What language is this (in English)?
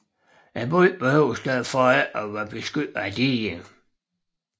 Danish